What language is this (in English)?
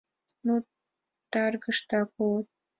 Mari